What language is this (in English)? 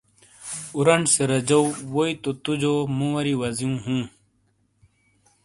Shina